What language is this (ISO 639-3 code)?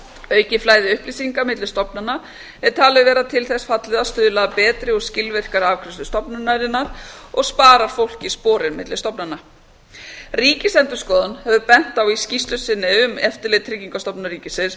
isl